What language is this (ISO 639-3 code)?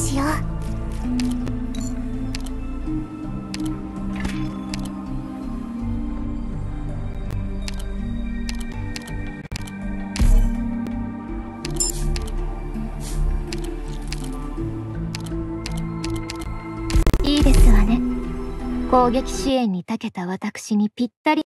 jpn